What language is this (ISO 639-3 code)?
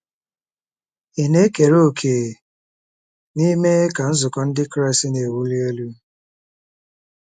ibo